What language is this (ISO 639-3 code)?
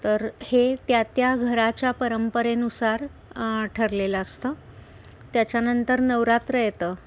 mar